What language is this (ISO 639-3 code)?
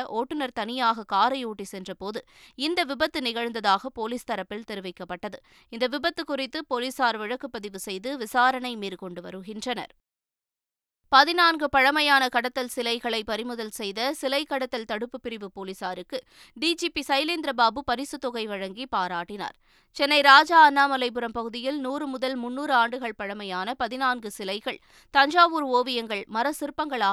tam